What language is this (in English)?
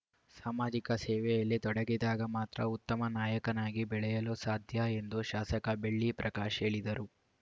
Kannada